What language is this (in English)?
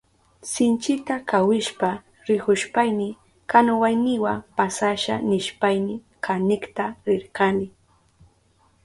Southern Pastaza Quechua